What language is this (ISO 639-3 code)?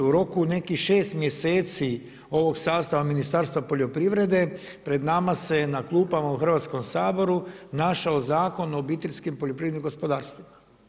hrv